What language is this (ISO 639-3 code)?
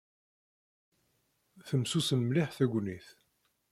kab